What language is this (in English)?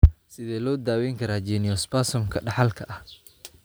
Somali